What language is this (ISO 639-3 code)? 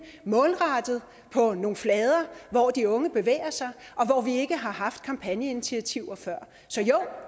dan